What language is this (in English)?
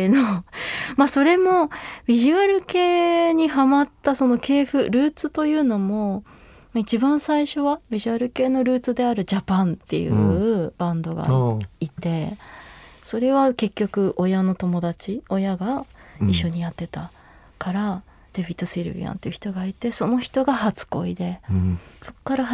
Japanese